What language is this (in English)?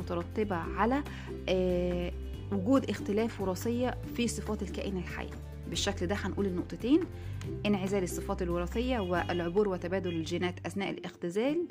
Arabic